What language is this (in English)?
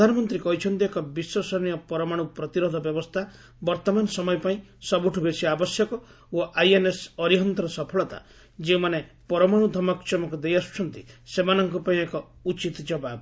Odia